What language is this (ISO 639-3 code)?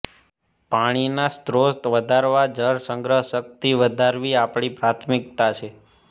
guj